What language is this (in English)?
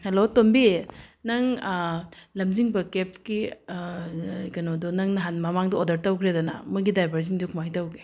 Manipuri